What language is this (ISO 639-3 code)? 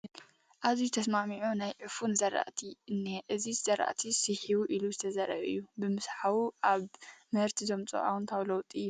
tir